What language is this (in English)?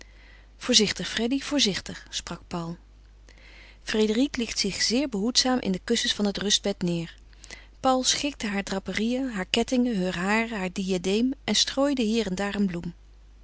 Dutch